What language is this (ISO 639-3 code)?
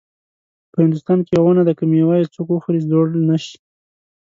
pus